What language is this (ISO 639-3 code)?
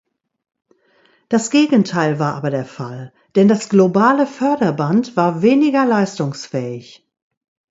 deu